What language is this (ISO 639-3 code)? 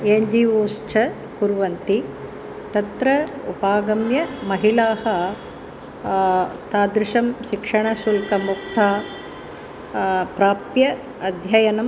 san